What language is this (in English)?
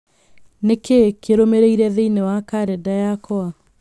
Kikuyu